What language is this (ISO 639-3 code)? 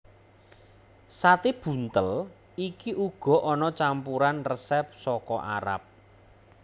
jav